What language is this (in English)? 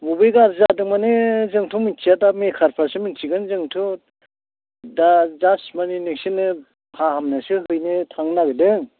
Bodo